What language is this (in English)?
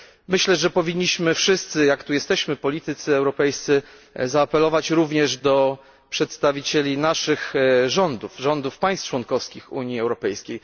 Polish